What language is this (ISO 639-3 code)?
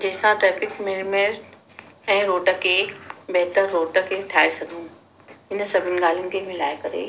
snd